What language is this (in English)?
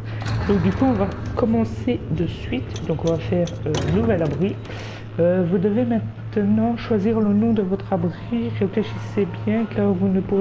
French